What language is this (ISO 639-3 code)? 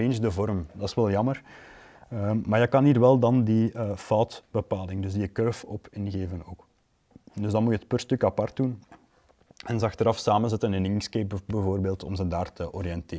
nld